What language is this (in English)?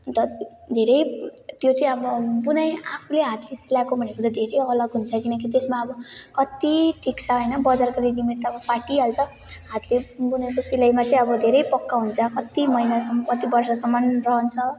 Nepali